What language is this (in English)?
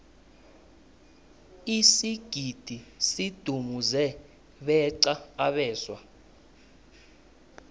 South Ndebele